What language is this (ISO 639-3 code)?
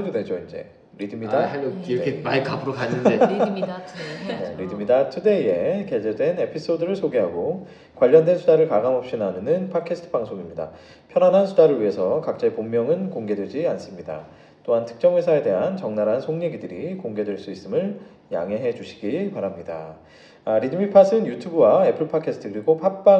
kor